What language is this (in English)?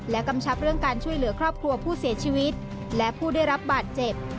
Thai